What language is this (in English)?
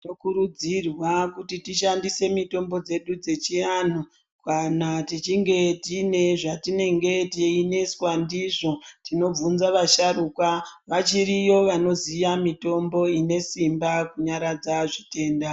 Ndau